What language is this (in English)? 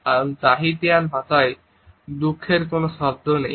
Bangla